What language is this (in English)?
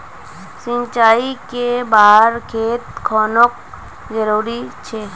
Magahi